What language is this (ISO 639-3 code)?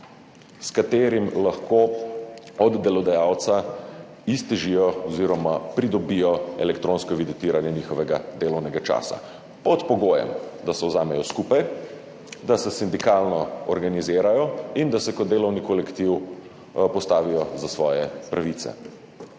slv